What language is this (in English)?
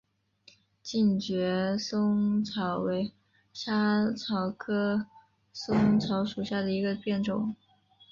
Chinese